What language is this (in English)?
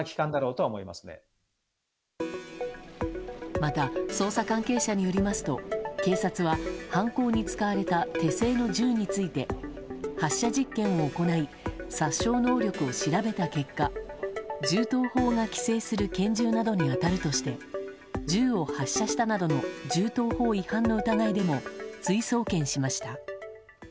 Japanese